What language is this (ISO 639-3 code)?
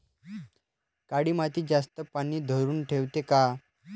mar